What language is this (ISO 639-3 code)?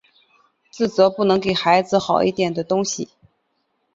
zho